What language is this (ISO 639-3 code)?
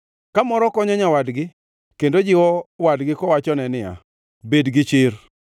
luo